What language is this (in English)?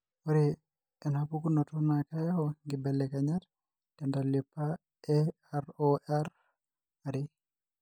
Masai